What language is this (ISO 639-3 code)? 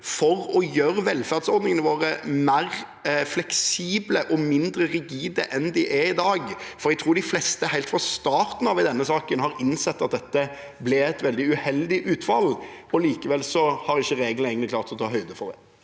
nor